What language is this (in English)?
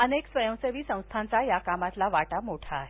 Marathi